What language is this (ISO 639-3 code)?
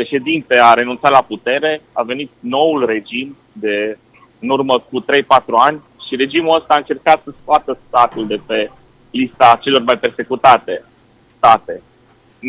ron